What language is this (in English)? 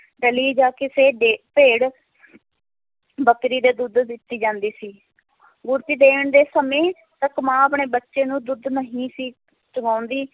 Punjabi